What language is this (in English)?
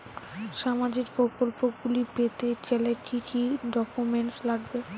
Bangla